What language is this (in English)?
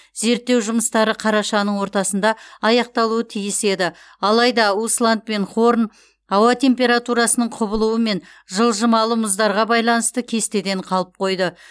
Kazakh